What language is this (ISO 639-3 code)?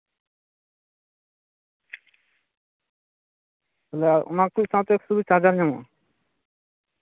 sat